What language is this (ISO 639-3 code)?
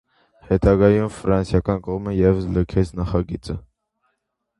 hye